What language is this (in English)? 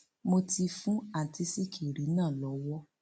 Yoruba